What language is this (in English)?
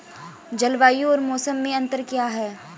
Hindi